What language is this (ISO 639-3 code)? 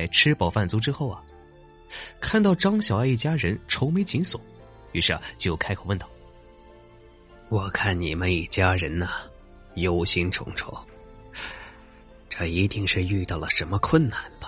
zho